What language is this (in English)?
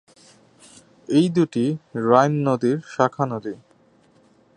Bangla